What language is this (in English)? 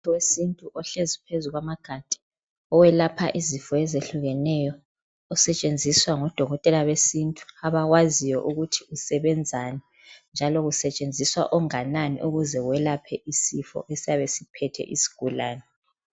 North Ndebele